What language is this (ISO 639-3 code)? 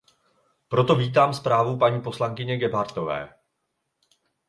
ces